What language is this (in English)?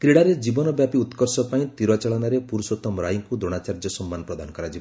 Odia